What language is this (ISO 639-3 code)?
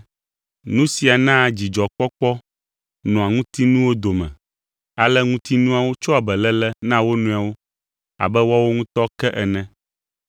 ewe